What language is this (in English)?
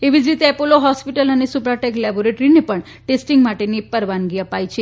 Gujarati